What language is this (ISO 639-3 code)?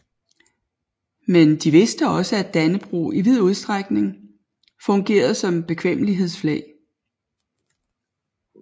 dan